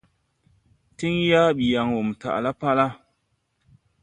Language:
Tupuri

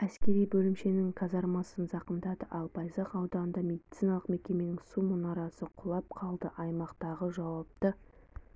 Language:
Kazakh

